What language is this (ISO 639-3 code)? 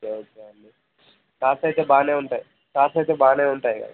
tel